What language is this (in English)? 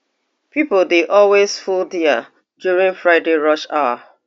Nigerian Pidgin